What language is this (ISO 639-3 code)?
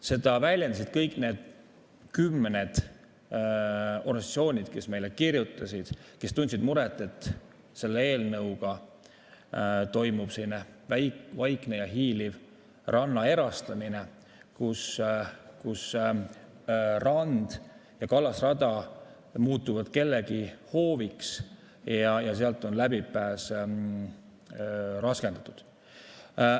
est